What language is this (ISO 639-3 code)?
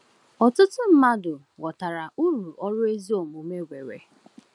ibo